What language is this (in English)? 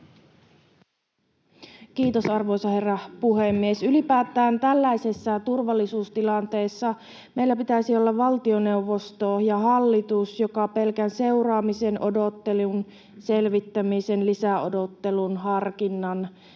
Finnish